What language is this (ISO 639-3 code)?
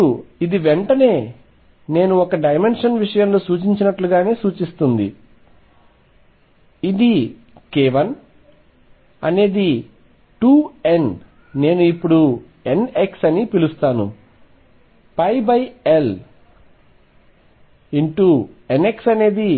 tel